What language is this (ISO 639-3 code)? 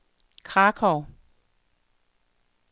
dan